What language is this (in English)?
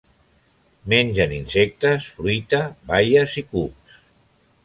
Catalan